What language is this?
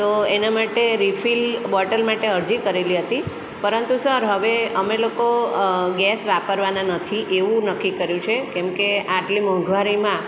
Gujarati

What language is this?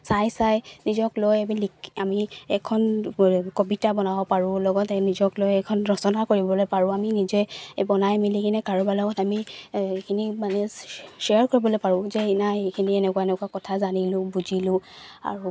Assamese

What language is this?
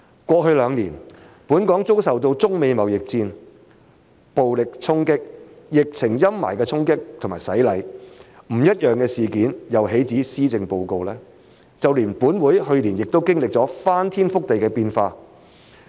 Cantonese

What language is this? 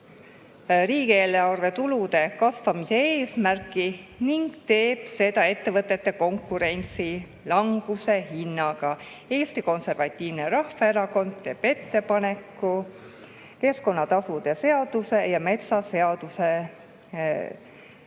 Estonian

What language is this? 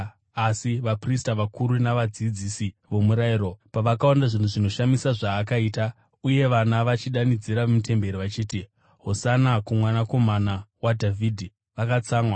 Shona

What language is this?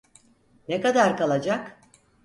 Turkish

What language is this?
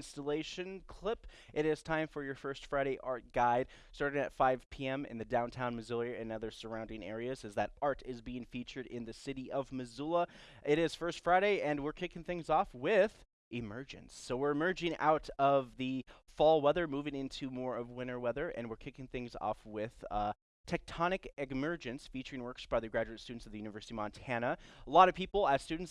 English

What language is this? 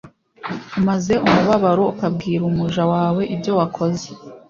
Kinyarwanda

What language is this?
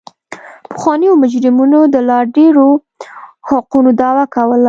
Pashto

